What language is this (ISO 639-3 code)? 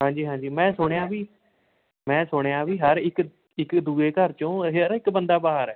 pan